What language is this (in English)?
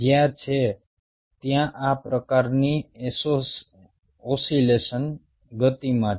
Gujarati